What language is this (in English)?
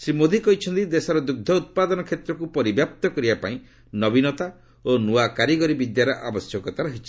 Odia